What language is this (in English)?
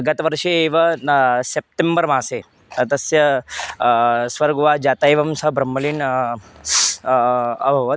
Sanskrit